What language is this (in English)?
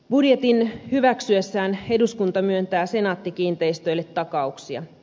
Finnish